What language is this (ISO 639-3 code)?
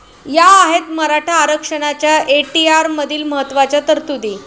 mar